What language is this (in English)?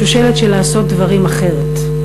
Hebrew